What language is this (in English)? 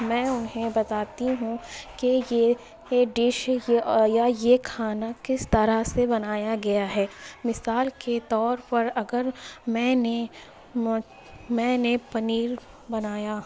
Urdu